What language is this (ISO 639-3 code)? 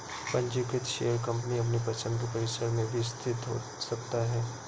hin